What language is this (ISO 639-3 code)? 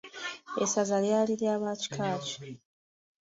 lug